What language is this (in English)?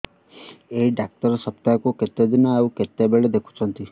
Odia